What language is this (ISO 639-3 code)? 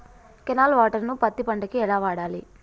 tel